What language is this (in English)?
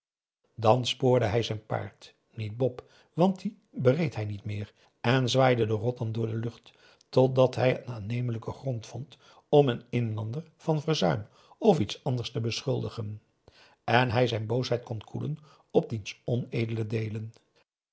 Dutch